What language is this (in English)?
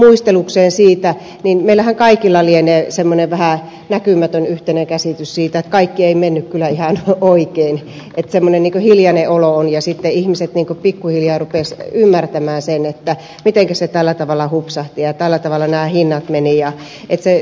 Finnish